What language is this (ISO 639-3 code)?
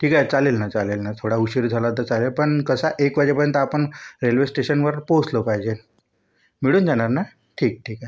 mar